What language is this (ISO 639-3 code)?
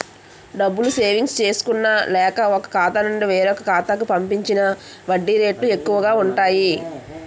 tel